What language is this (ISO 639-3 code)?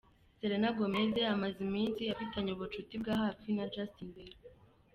kin